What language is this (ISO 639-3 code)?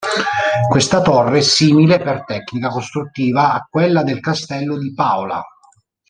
ita